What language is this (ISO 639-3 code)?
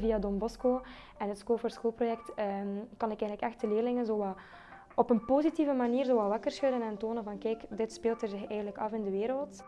nld